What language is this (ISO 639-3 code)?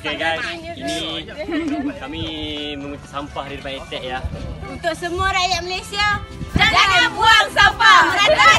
msa